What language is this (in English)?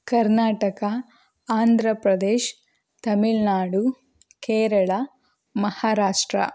Kannada